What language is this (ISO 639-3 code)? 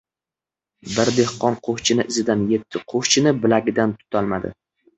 uzb